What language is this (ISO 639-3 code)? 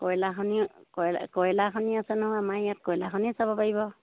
asm